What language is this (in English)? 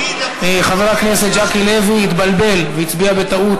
Hebrew